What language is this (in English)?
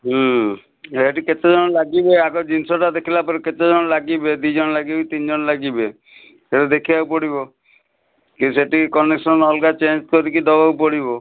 Odia